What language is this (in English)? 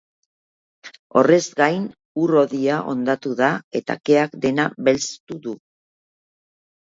Basque